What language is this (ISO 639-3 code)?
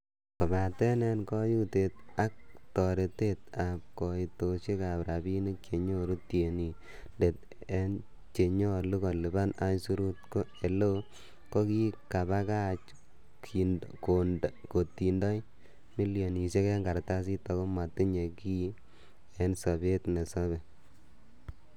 kln